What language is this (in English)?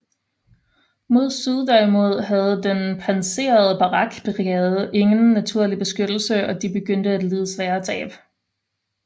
Danish